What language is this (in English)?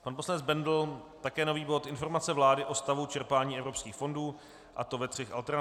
Czech